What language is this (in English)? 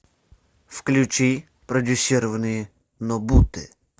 Russian